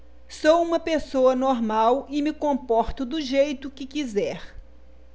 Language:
Portuguese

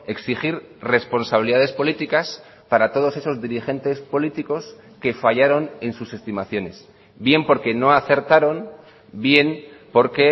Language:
Spanish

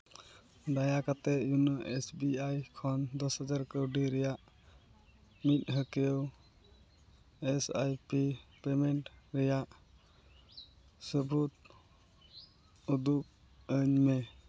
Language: Santali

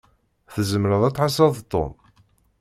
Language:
Kabyle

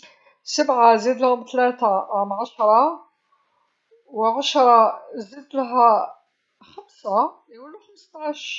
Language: Algerian Arabic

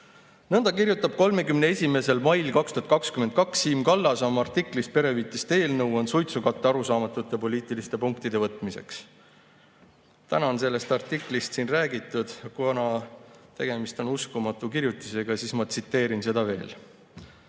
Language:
Estonian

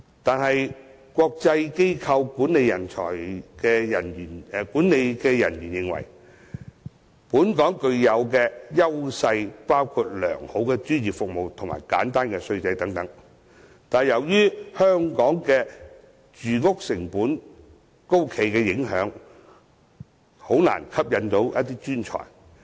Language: Cantonese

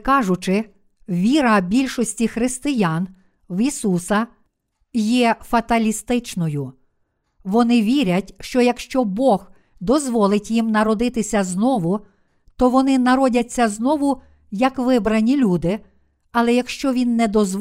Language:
Ukrainian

